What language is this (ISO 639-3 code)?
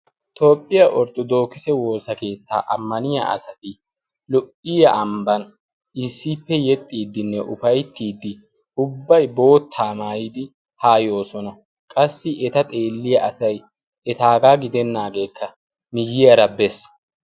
wal